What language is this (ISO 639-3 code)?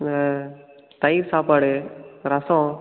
tam